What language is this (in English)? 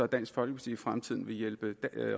Danish